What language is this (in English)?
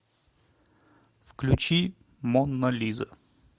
Russian